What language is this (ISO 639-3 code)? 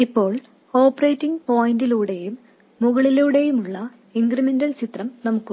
mal